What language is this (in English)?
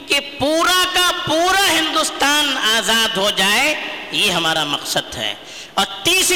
Urdu